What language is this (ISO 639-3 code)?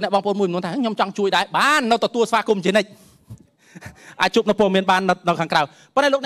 tha